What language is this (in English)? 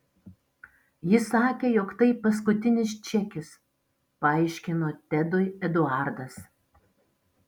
Lithuanian